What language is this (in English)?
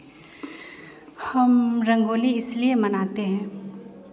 Hindi